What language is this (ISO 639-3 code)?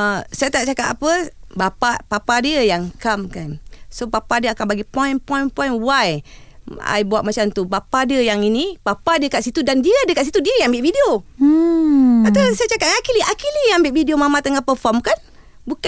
msa